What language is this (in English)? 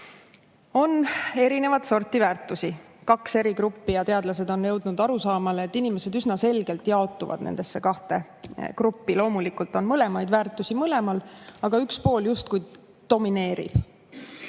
Estonian